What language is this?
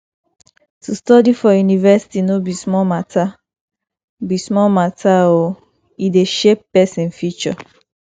Nigerian Pidgin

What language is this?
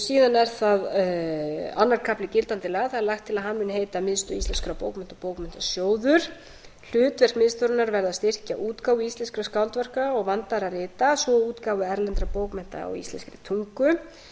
Icelandic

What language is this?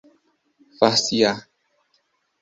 Portuguese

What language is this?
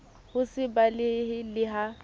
Southern Sotho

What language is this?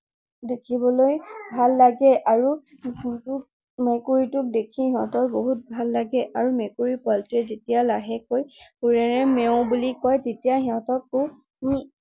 Assamese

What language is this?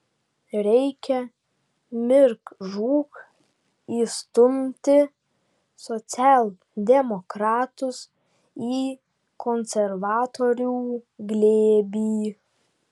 Lithuanian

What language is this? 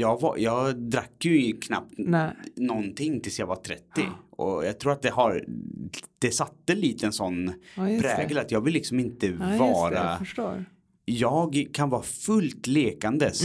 Swedish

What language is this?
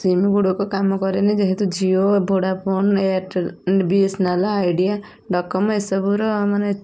Odia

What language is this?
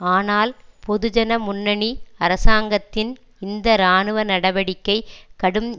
Tamil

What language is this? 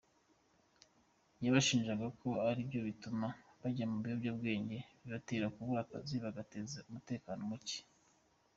Kinyarwanda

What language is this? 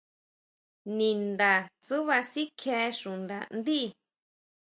Huautla Mazatec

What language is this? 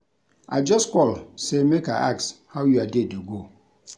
Nigerian Pidgin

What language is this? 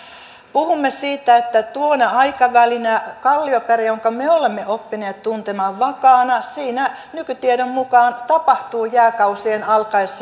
Finnish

